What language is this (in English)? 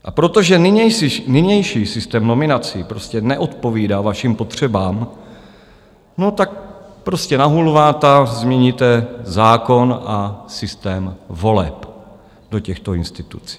Czech